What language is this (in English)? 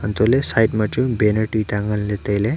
Wancho Naga